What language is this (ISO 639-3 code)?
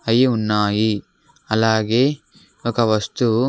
tel